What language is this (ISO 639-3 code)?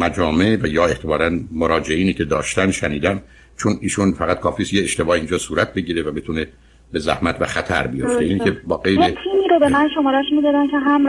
fas